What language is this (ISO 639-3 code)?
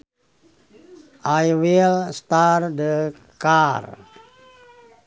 sun